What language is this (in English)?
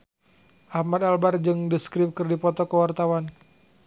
Sundanese